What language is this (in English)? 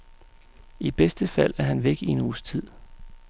Danish